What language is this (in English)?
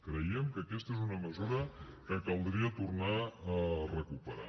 Catalan